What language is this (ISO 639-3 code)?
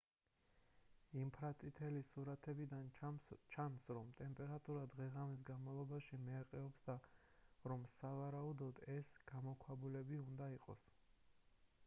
kat